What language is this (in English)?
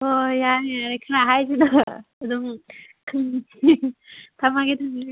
Manipuri